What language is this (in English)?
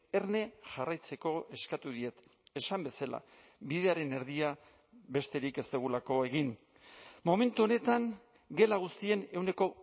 Basque